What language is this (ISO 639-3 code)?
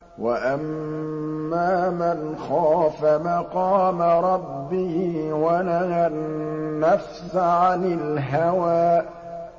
ara